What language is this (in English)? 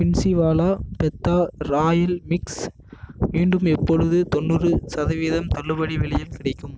Tamil